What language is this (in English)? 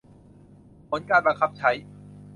Thai